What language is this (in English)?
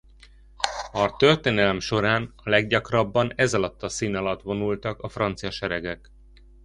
Hungarian